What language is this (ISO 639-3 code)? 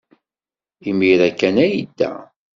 kab